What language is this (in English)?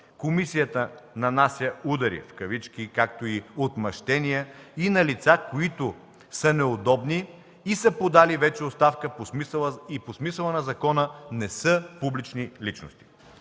Bulgarian